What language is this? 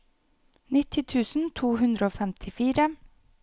Norwegian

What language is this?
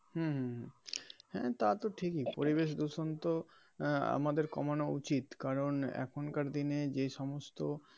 Bangla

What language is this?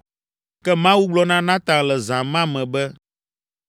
Ewe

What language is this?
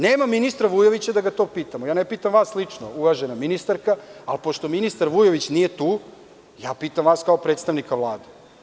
Serbian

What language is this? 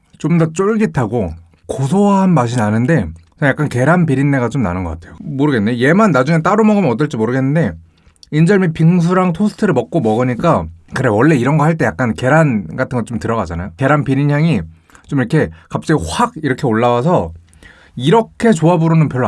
Korean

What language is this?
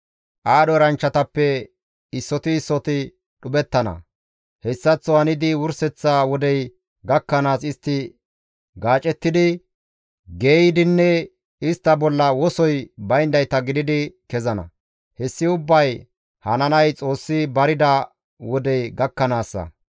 Gamo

